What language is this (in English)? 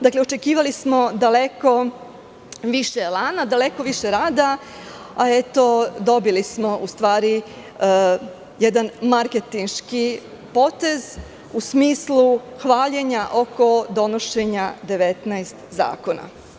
Serbian